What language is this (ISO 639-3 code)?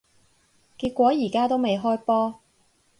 yue